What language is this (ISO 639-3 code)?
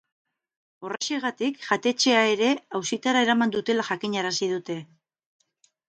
eus